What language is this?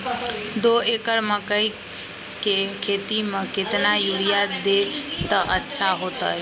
Magahi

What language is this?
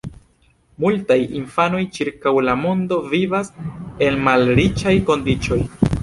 Esperanto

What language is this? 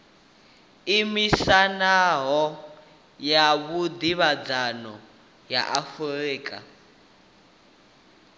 Venda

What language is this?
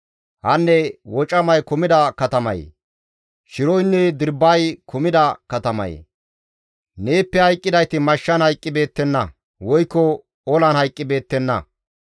Gamo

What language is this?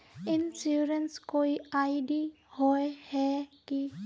Magahi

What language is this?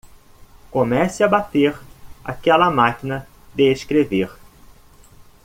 Portuguese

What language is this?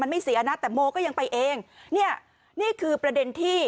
Thai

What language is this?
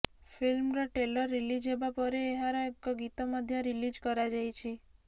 Odia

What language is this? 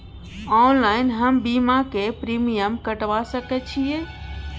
Maithili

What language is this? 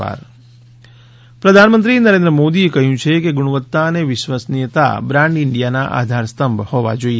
Gujarati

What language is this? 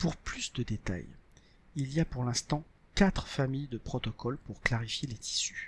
French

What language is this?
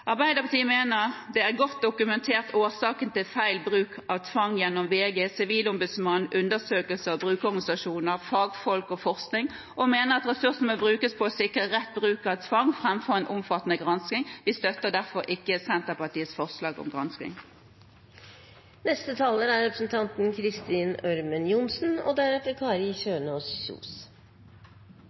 Norwegian Bokmål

